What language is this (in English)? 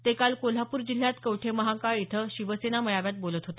Marathi